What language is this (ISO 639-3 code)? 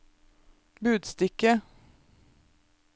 nor